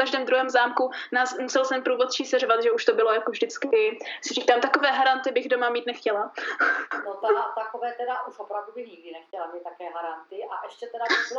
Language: Czech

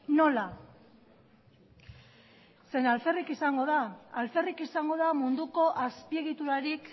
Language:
Basque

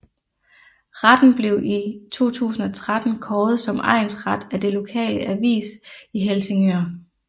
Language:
Danish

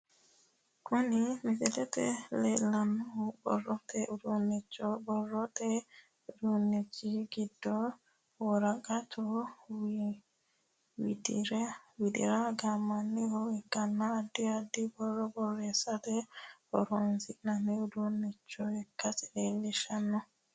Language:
Sidamo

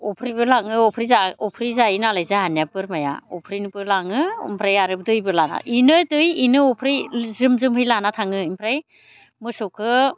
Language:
Bodo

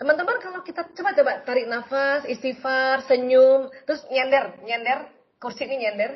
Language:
Indonesian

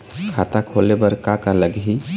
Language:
Chhattisgarhi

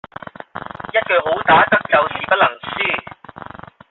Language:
Cantonese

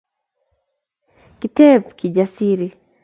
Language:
Kalenjin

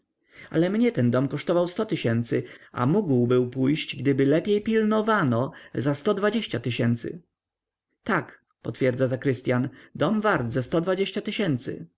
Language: Polish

